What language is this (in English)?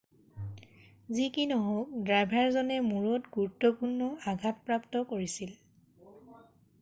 Assamese